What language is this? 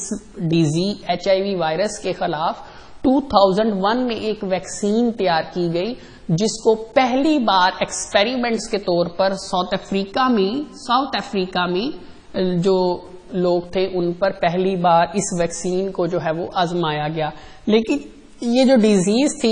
Hindi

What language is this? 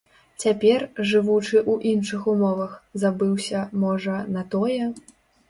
Belarusian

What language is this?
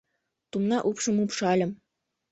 Mari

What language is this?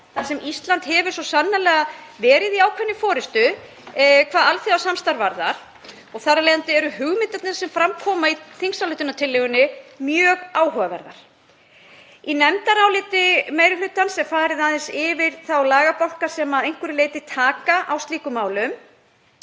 Icelandic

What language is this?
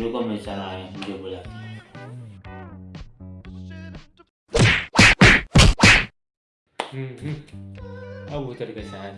Hindi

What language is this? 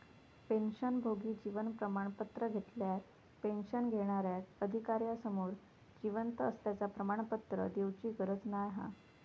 Marathi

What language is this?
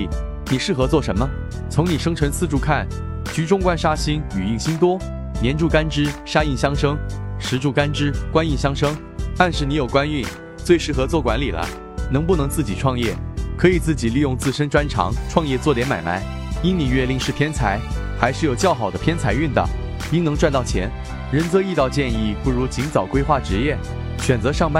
Chinese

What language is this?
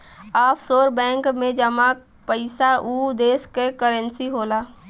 Bhojpuri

